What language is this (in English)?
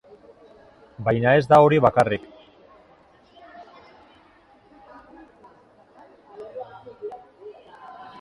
Basque